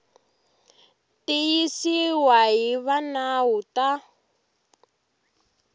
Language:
Tsonga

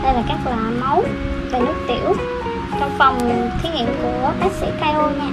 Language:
Vietnamese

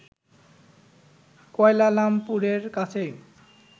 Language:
Bangla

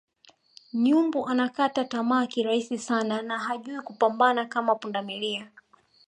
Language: Swahili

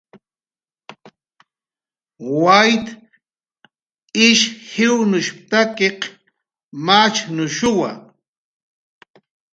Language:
Jaqaru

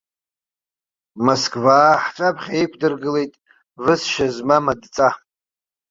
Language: Abkhazian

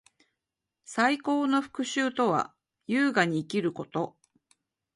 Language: Japanese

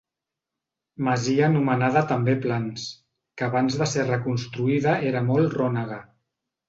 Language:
Catalan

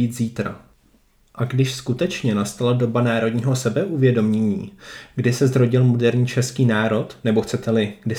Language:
Czech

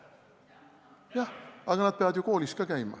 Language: Estonian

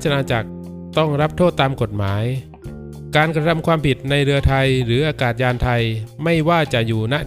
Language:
Thai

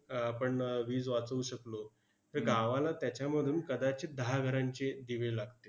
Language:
Marathi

